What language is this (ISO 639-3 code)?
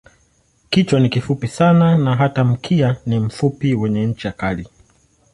swa